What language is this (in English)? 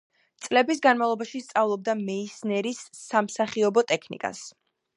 Georgian